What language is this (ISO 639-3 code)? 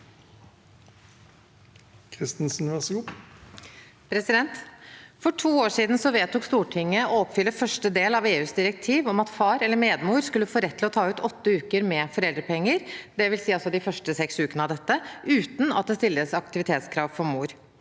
nor